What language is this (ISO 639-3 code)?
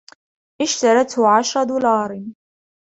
ara